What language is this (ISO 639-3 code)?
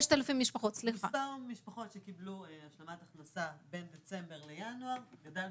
heb